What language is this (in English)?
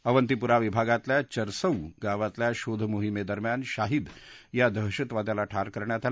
Marathi